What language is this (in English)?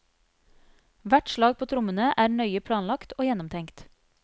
Norwegian